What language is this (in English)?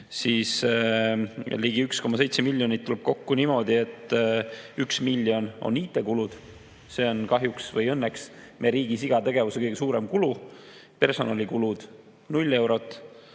Estonian